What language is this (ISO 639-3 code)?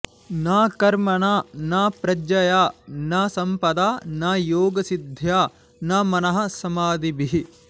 san